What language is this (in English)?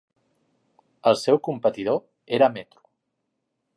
Catalan